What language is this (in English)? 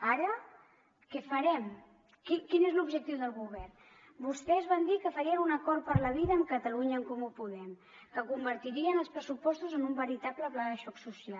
Catalan